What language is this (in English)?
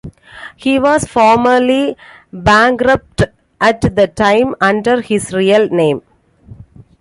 English